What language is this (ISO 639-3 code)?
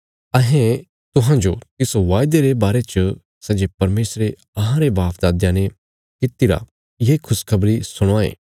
kfs